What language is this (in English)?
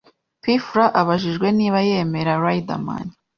Kinyarwanda